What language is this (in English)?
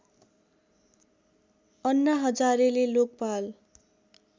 Nepali